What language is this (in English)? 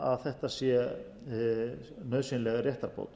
Icelandic